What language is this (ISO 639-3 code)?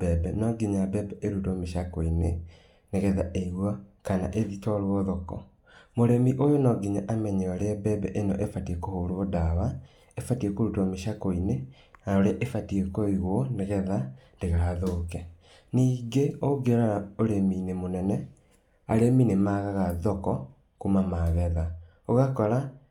kik